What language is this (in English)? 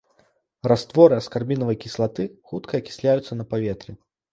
Belarusian